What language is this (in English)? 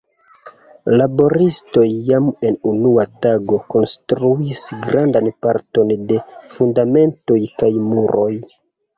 Esperanto